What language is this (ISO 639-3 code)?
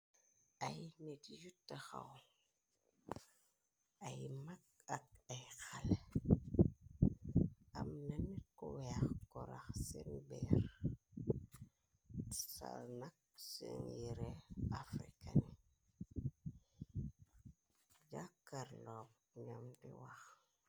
wol